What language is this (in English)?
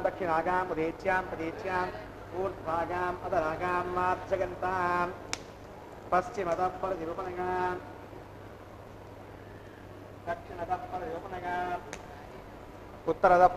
Indonesian